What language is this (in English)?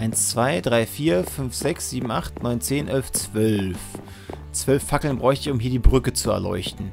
German